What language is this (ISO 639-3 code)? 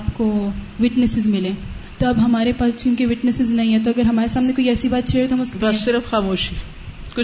urd